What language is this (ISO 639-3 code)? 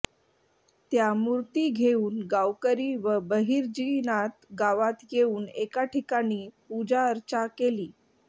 mar